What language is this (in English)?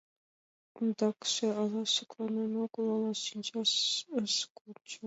Mari